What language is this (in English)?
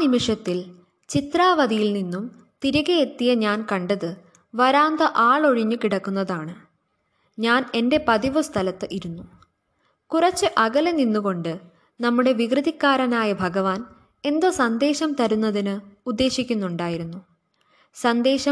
Malayalam